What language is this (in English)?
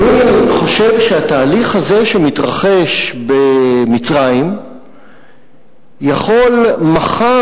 Hebrew